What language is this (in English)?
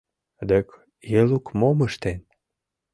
Mari